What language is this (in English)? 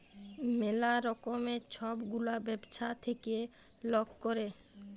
Bangla